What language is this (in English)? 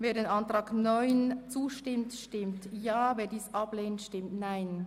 Swiss German